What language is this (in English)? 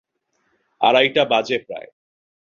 Bangla